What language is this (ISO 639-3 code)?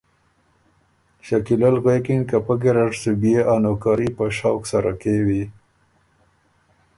oru